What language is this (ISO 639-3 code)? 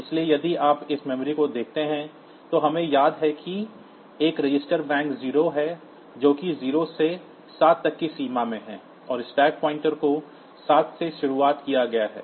hin